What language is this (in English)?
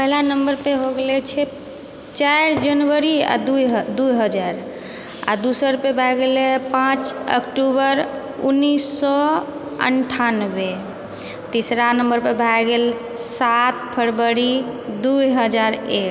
Maithili